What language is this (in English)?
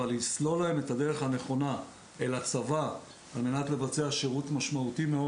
Hebrew